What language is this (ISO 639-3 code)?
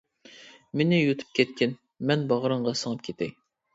uig